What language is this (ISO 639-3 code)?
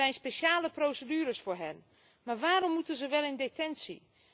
nld